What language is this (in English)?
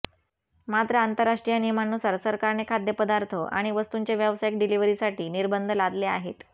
Marathi